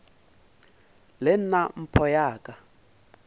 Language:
Northern Sotho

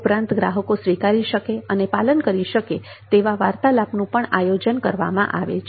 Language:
Gujarati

